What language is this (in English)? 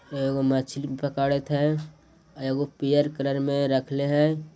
Magahi